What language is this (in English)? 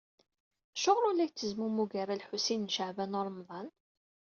Kabyle